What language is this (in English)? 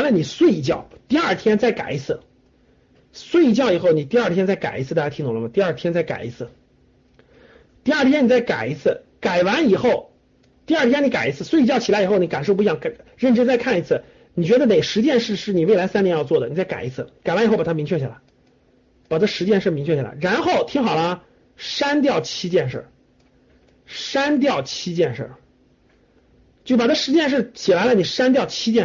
Chinese